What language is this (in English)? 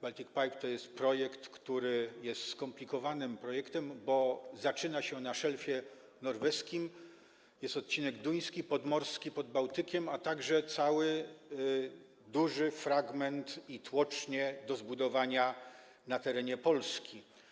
Polish